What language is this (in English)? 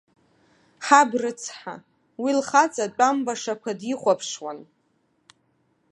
Abkhazian